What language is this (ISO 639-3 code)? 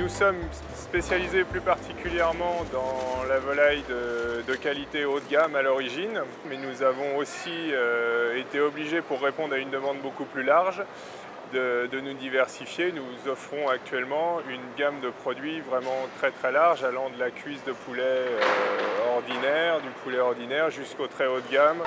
fra